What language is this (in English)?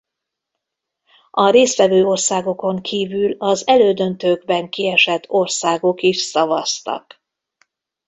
Hungarian